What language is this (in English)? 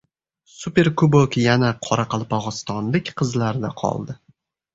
Uzbek